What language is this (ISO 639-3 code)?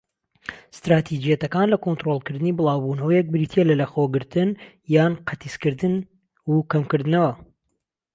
ckb